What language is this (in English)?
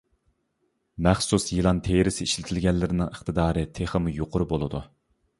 Uyghur